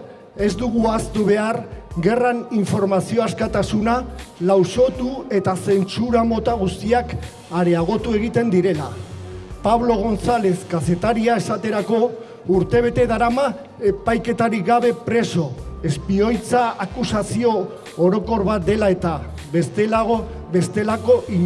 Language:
Spanish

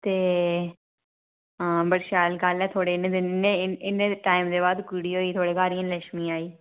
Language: Dogri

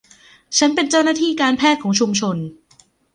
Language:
Thai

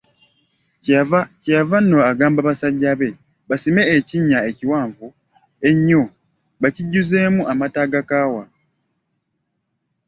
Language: Ganda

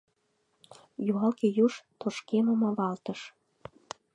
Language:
Mari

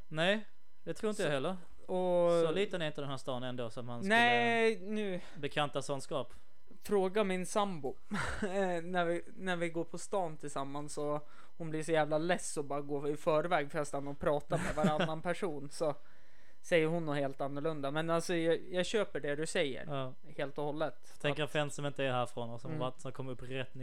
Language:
Swedish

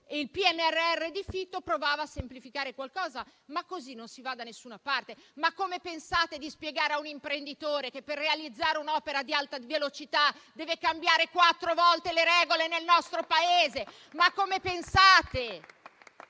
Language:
Italian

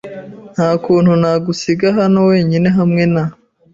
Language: Kinyarwanda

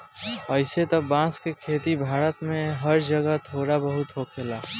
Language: Bhojpuri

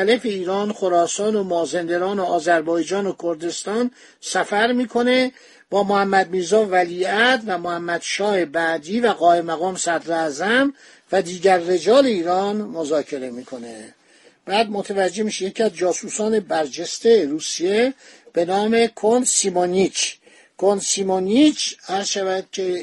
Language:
Persian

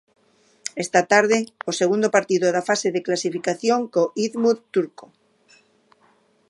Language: Galician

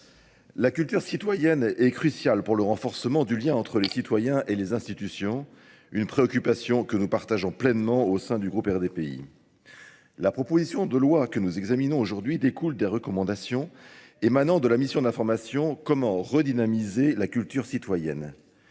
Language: French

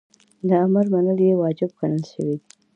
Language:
Pashto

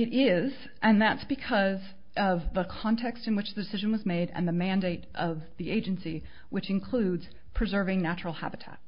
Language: English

